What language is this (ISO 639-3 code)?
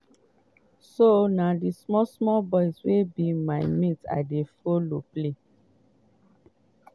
pcm